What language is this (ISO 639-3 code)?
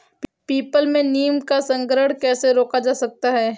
hin